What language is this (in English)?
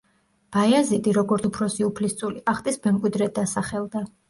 Georgian